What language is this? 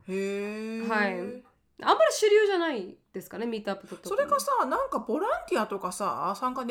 Japanese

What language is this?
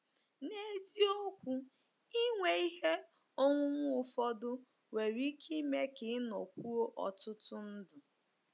Igbo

